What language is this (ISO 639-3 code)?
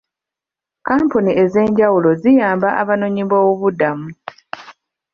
lug